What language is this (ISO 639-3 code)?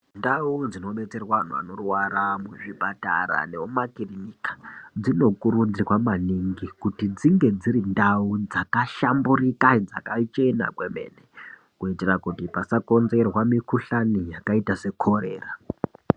ndc